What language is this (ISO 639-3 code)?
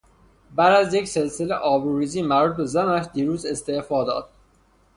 fas